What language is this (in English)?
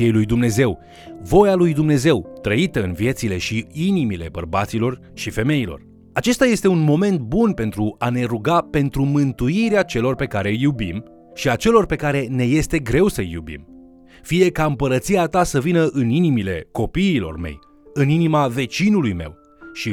Romanian